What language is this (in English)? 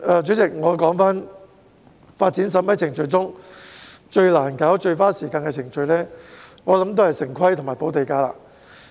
Cantonese